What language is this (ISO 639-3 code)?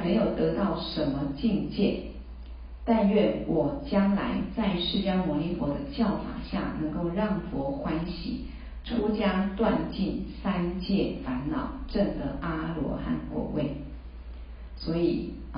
zho